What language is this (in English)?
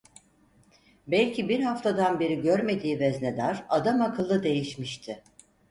Turkish